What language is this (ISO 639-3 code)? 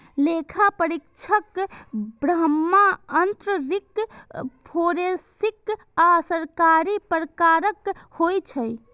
mai